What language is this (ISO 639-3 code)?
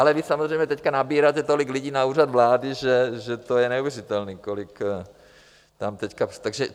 ces